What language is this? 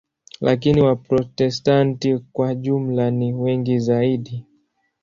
Swahili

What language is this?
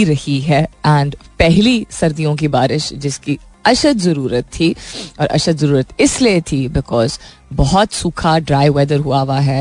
Hindi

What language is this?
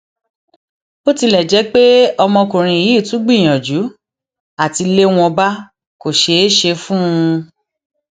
Yoruba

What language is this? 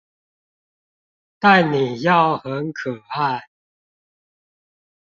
Chinese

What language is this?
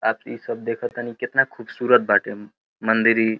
Bhojpuri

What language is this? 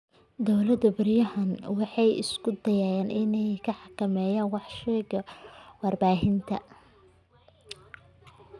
Somali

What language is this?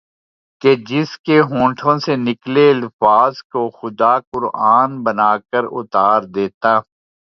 Urdu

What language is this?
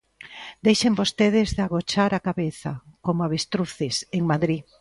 Galician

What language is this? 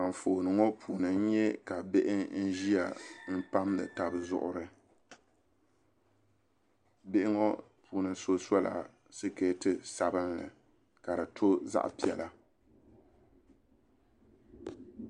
Dagbani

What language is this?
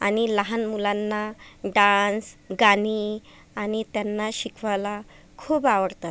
Marathi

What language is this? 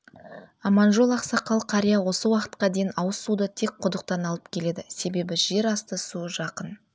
Kazakh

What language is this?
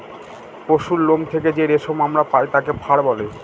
Bangla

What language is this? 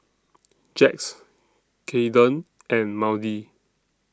English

